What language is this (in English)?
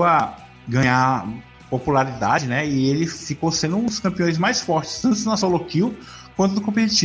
Portuguese